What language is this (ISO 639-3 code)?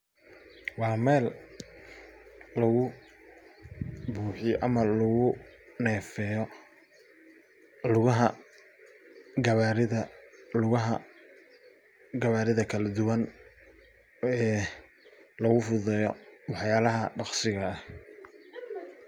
som